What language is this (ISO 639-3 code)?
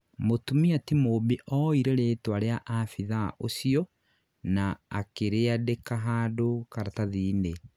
kik